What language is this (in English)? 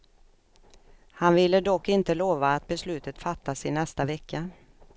Swedish